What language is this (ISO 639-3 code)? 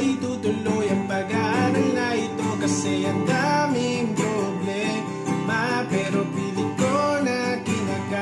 spa